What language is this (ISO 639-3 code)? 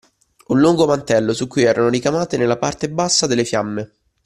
ita